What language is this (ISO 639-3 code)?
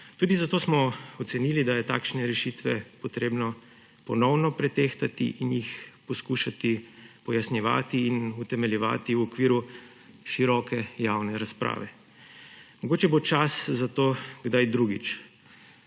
slv